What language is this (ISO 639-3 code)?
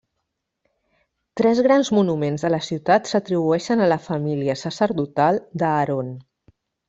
cat